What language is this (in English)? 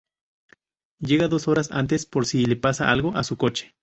Spanish